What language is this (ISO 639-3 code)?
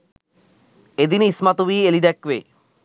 sin